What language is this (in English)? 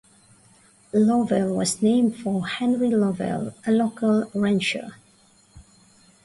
English